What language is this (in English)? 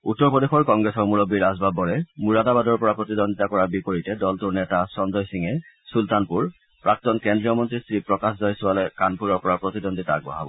Assamese